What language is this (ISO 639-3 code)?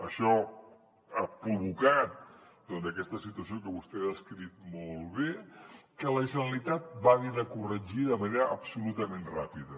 cat